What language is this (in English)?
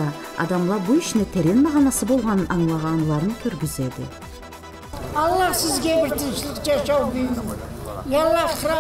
Turkish